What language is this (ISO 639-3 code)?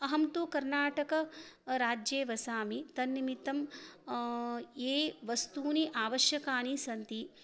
san